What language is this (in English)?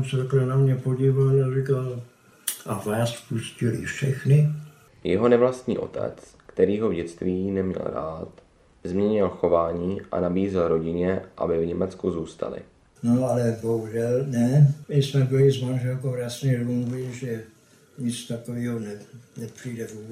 Czech